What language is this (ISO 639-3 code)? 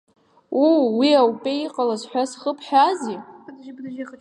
abk